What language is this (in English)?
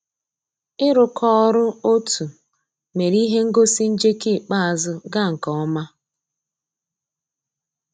Igbo